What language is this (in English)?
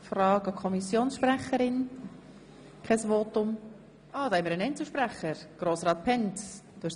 Swiss German